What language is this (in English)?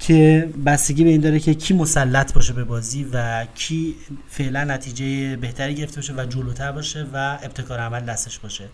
Persian